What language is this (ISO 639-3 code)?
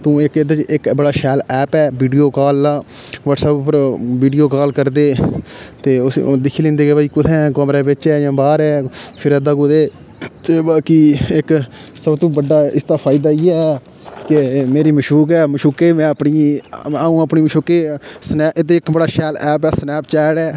doi